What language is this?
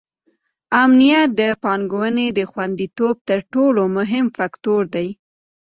Pashto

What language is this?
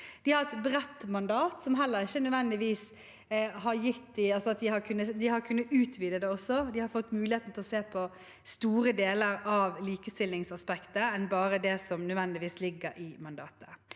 Norwegian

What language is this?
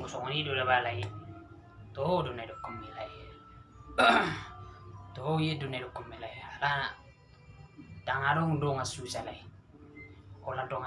Indonesian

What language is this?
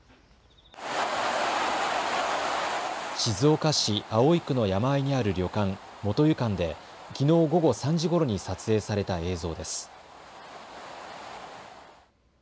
Japanese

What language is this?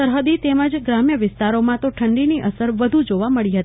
Gujarati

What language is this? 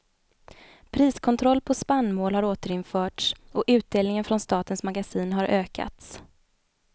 Swedish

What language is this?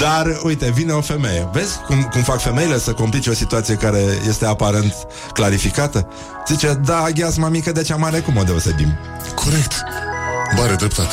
Romanian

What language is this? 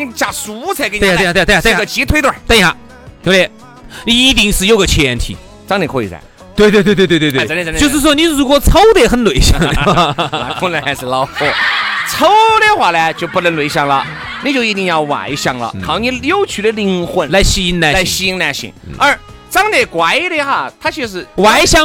Chinese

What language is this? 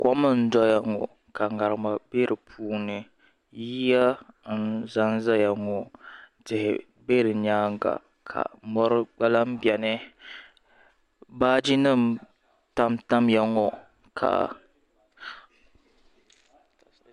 Dagbani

